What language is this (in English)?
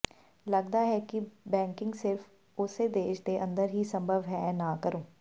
Punjabi